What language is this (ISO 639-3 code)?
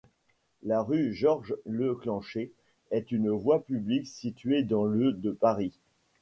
fra